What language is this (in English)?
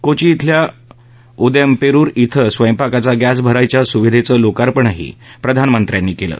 Marathi